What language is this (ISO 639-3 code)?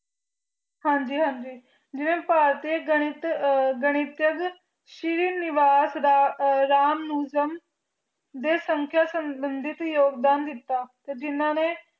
pan